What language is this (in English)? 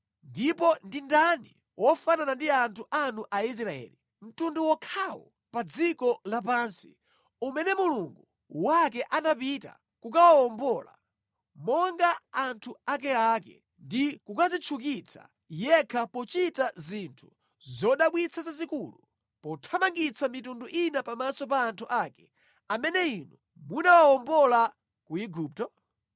Nyanja